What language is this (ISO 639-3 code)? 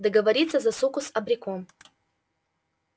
rus